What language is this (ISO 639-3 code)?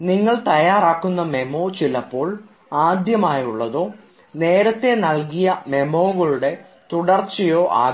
mal